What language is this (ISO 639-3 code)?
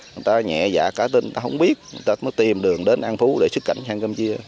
vie